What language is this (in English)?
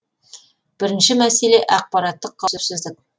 Kazakh